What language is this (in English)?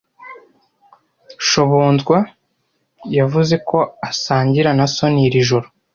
Kinyarwanda